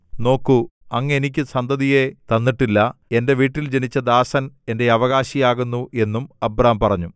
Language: Malayalam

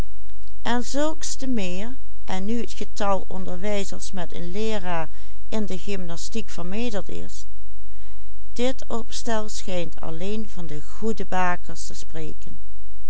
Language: Dutch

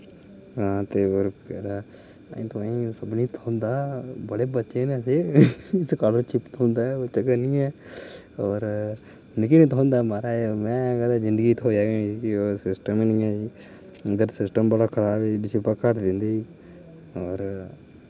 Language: Dogri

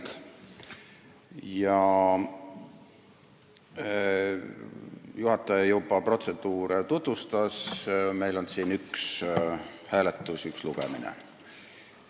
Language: Estonian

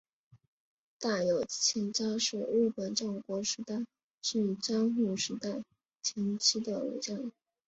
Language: Chinese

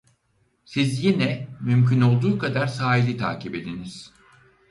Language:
Turkish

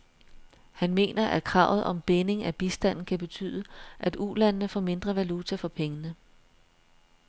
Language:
Danish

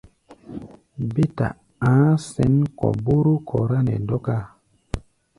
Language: Gbaya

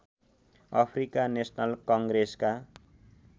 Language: Nepali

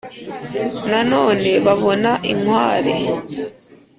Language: Kinyarwanda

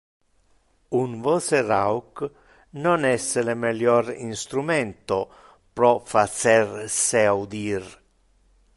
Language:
Interlingua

